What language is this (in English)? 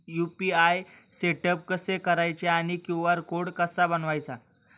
Marathi